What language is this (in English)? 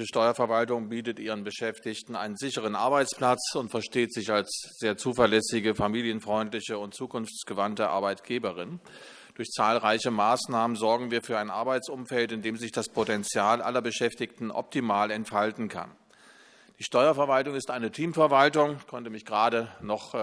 German